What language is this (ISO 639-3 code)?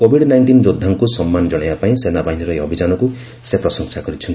ori